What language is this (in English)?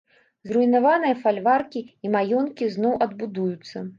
Belarusian